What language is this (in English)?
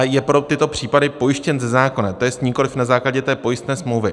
Czech